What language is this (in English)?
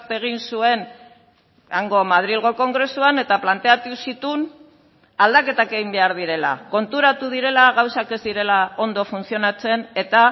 Basque